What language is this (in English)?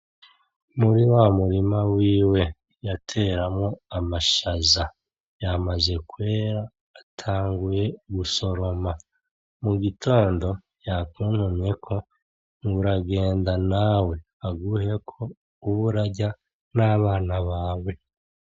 Rundi